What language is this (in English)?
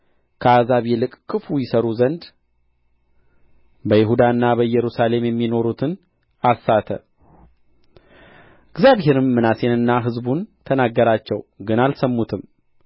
Amharic